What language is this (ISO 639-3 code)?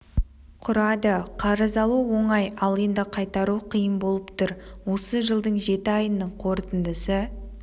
kaz